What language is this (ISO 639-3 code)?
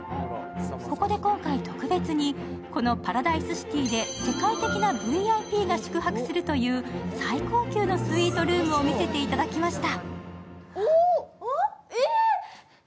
jpn